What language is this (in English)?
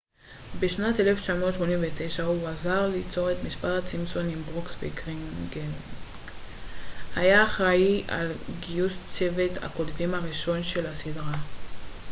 Hebrew